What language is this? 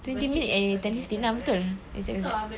English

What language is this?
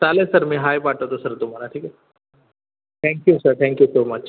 Marathi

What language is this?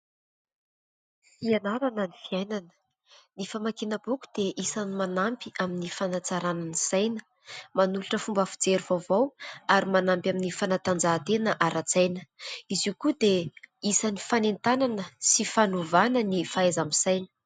Malagasy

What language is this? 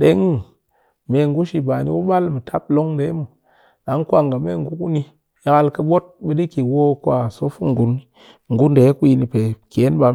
Cakfem-Mushere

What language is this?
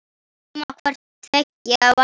Icelandic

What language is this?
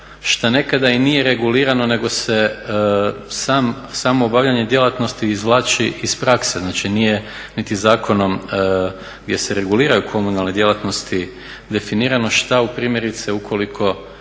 Croatian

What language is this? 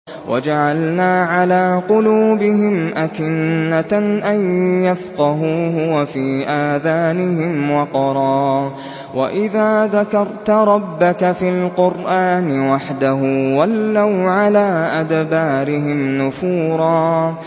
Arabic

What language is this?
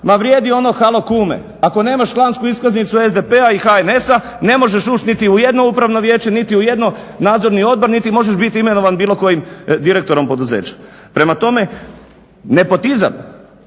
Croatian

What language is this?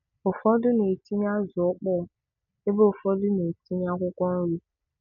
Igbo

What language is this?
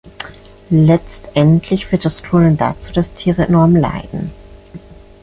German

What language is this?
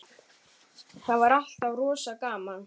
Icelandic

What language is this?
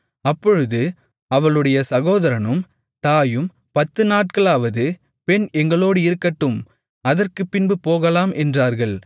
Tamil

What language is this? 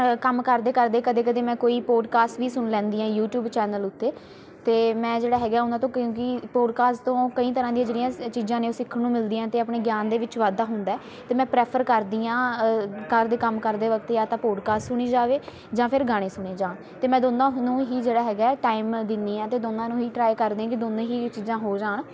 Punjabi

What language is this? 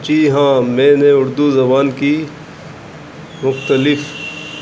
Urdu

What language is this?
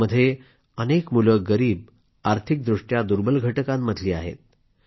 Marathi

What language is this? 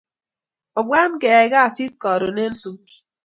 Kalenjin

